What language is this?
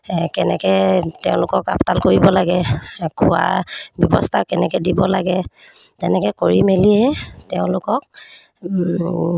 Assamese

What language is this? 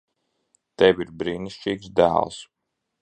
Latvian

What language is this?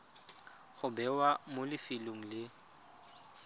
Tswana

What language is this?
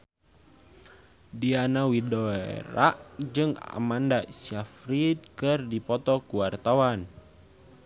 Sundanese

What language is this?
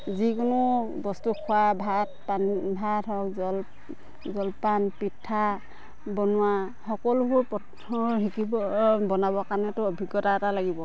Assamese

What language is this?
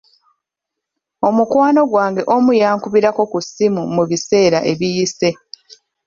Ganda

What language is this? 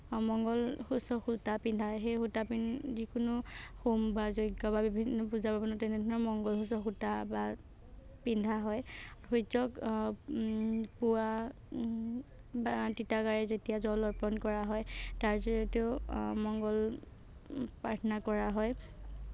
Assamese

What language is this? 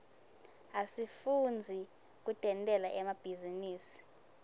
Swati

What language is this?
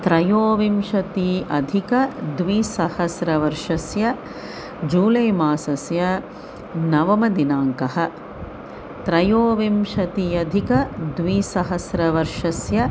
Sanskrit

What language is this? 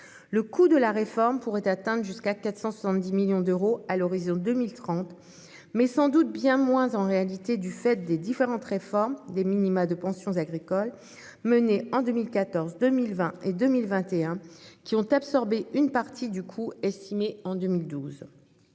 French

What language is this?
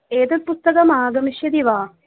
Sanskrit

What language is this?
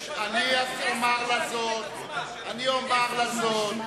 Hebrew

